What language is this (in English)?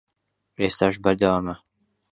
Central Kurdish